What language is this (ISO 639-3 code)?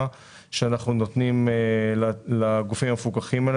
heb